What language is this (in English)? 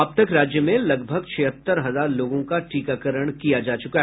Hindi